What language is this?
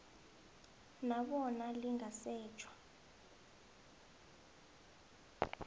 South Ndebele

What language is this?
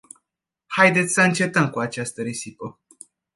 Romanian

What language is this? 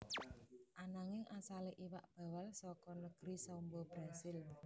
Javanese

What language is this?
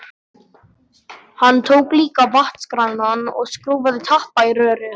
Icelandic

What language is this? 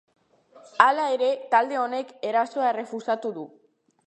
Basque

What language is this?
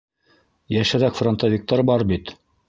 Bashkir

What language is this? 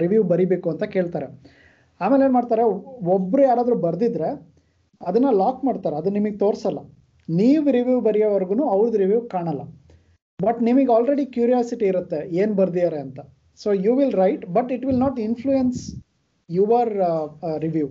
Kannada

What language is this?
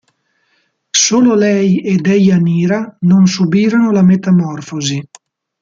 Italian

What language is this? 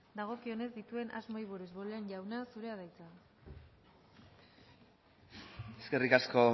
Basque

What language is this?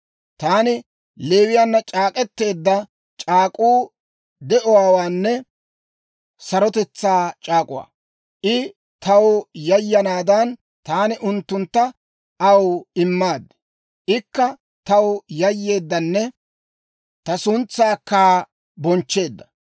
Dawro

